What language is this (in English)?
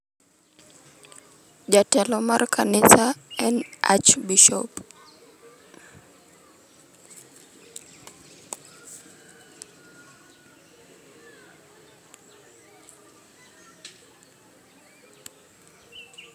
Luo (Kenya and Tanzania)